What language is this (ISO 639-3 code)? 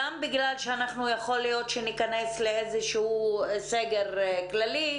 heb